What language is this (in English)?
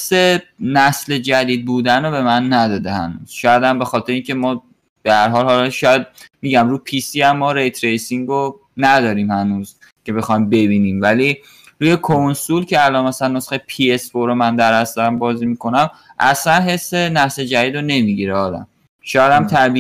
Persian